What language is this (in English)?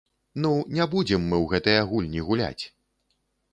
Belarusian